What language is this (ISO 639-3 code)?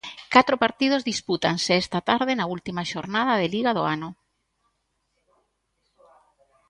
glg